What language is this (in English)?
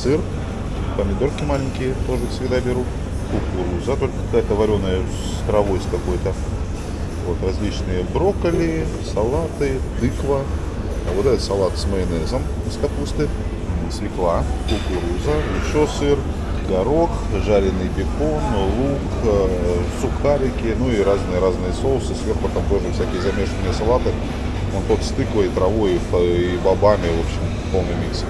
Russian